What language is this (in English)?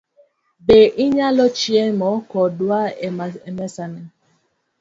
Luo (Kenya and Tanzania)